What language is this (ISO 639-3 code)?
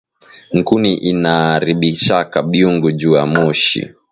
swa